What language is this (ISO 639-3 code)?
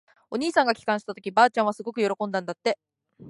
jpn